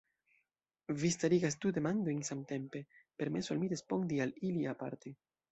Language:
Esperanto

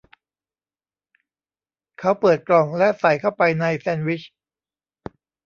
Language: Thai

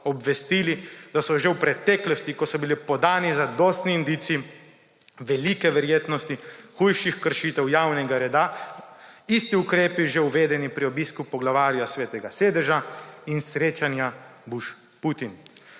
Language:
Slovenian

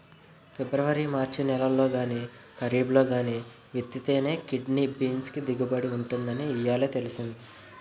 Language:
Telugu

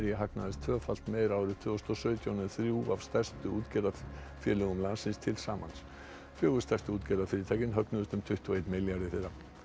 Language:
Icelandic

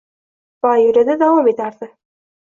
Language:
Uzbek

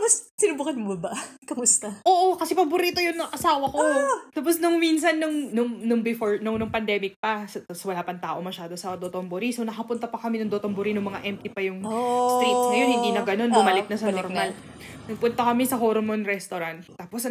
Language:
Filipino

